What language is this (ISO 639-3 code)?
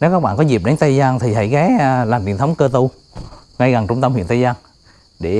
vie